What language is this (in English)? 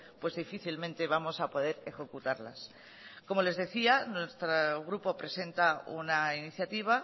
Spanish